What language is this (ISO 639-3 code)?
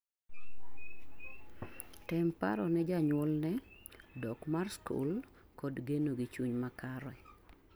luo